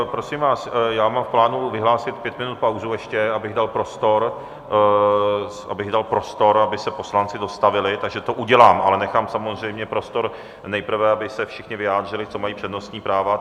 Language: Czech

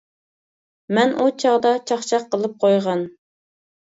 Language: Uyghur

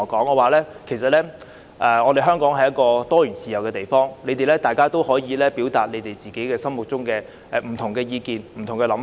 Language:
Cantonese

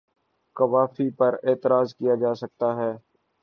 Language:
Urdu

